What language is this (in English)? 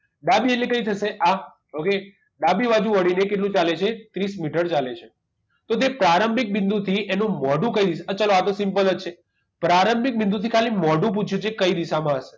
Gujarati